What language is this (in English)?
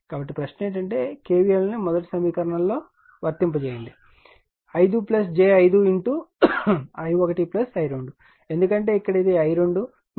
Telugu